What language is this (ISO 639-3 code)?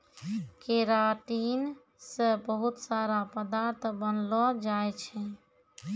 mai